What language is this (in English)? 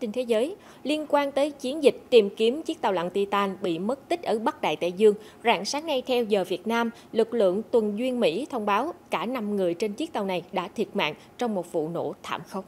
Vietnamese